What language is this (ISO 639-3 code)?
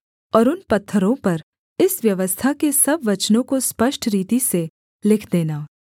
hin